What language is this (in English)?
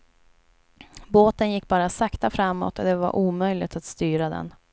Swedish